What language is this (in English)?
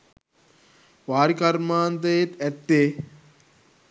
Sinhala